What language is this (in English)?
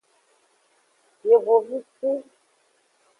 Aja (Benin)